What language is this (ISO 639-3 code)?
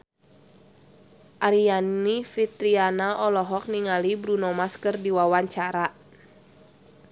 sun